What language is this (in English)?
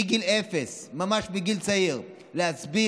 Hebrew